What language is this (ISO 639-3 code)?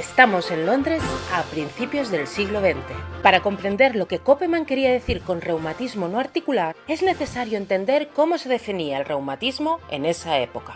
spa